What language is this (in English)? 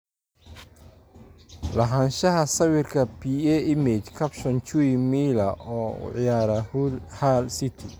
Somali